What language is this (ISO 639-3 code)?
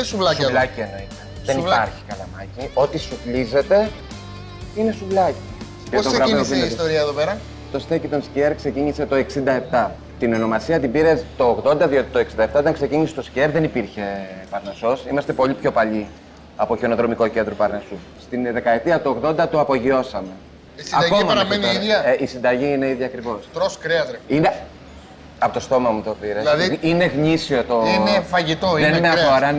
ell